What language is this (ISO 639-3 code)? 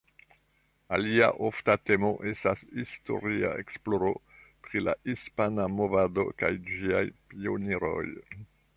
epo